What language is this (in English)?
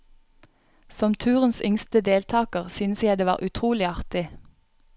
Norwegian